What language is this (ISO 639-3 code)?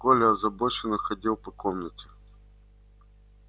rus